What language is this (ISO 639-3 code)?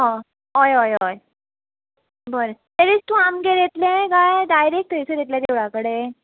kok